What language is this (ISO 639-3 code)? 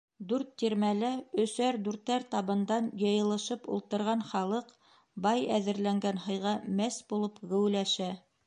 bak